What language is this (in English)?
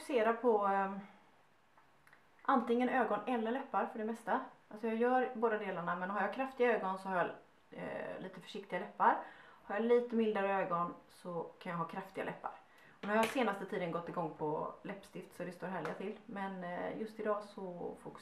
Swedish